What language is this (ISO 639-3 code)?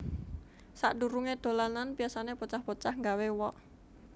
jav